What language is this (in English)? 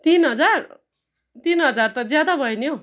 Nepali